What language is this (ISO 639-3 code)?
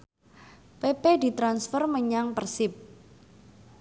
jav